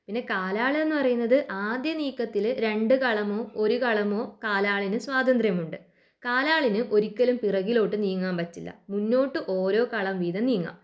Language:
Malayalam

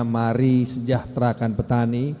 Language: Indonesian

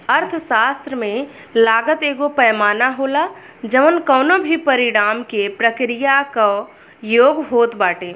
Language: Bhojpuri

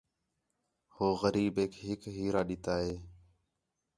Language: Khetrani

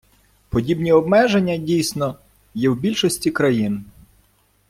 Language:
Ukrainian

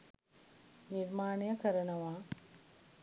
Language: Sinhala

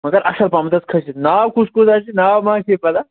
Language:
Kashmiri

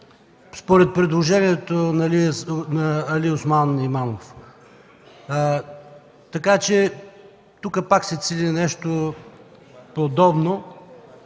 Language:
Bulgarian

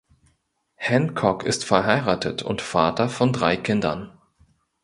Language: German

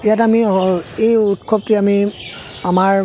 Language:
Assamese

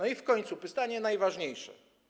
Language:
Polish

